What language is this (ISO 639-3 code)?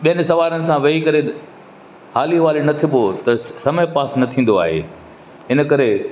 snd